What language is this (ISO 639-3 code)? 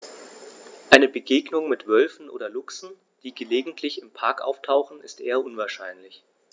deu